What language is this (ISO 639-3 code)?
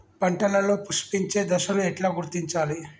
tel